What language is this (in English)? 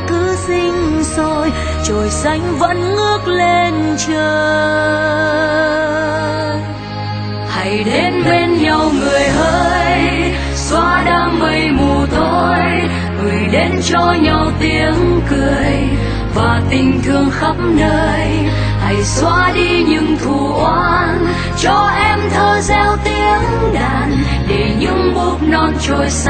Vietnamese